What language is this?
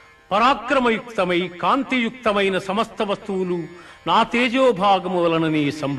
Telugu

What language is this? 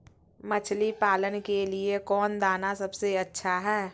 Magahi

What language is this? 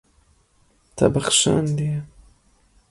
Kurdish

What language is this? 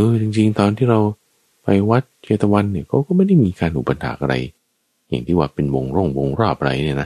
Thai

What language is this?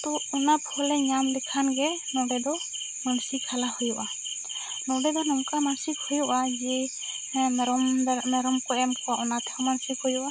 Santali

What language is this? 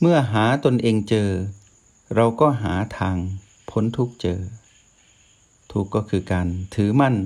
Thai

